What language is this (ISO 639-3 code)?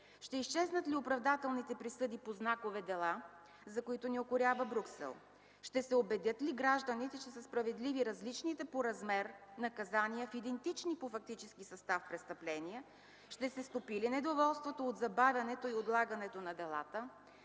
bul